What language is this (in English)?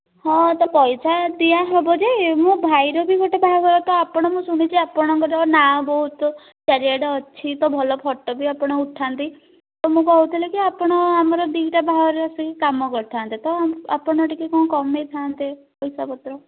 Odia